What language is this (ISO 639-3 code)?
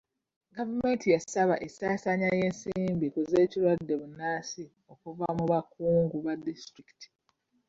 lug